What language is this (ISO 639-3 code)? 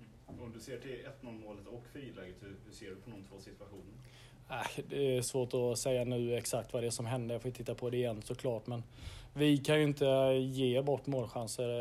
swe